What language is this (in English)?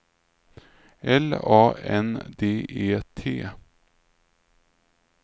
Swedish